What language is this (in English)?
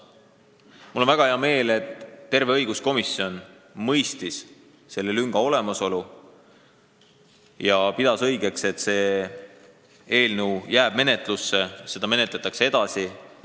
Estonian